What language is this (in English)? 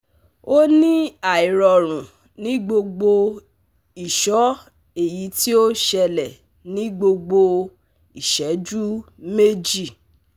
Yoruba